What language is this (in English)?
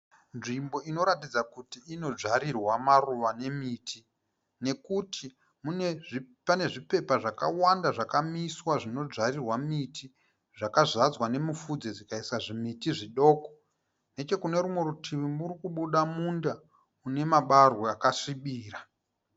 Shona